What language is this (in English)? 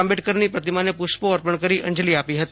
Gujarati